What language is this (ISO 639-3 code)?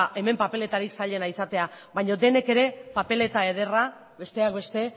eus